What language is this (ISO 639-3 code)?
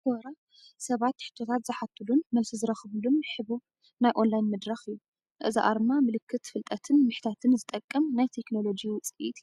tir